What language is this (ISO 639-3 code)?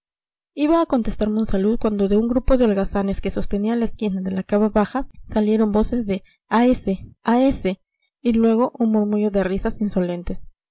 spa